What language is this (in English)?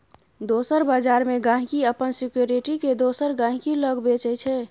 Maithili